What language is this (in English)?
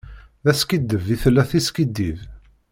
Kabyle